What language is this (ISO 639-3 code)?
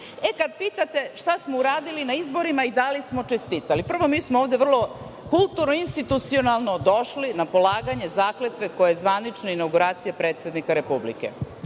srp